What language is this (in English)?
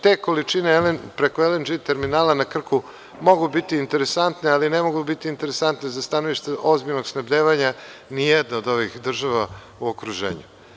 Serbian